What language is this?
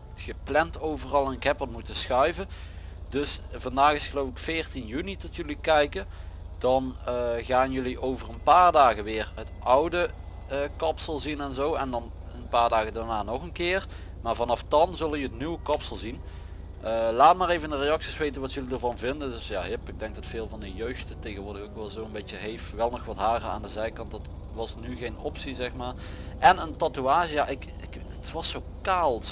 Dutch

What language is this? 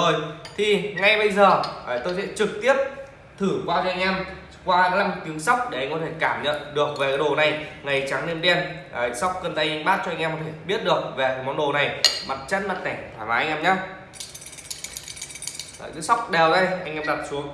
Vietnamese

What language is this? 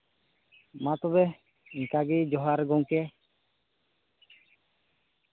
Santali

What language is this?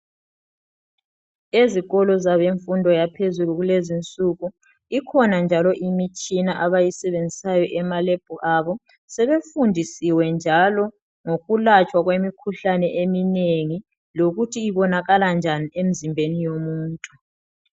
North Ndebele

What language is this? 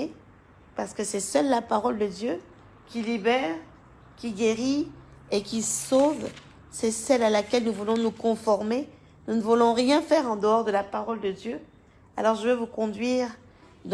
French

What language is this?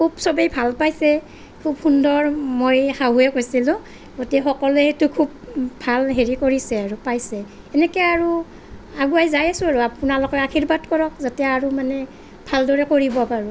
Assamese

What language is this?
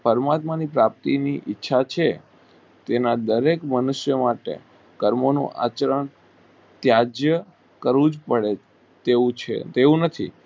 Gujarati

